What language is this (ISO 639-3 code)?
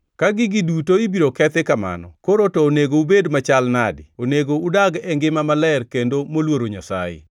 luo